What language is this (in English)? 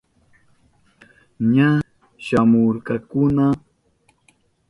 Southern Pastaza Quechua